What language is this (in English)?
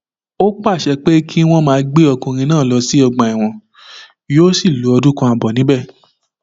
Yoruba